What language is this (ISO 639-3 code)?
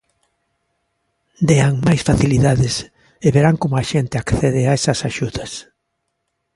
glg